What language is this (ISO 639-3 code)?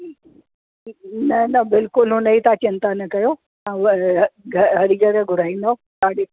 snd